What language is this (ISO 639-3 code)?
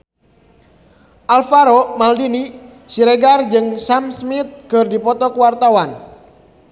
sun